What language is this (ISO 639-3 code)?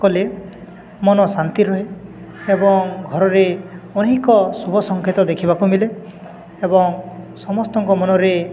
ori